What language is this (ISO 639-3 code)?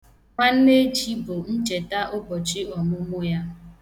ibo